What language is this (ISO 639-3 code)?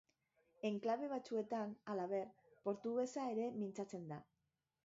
eus